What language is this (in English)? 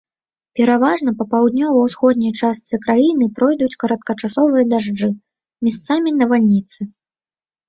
Belarusian